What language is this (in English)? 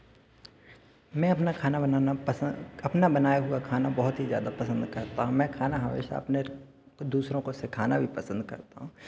Hindi